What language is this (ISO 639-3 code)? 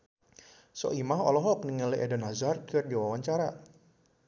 sun